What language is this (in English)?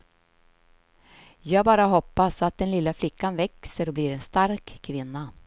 Swedish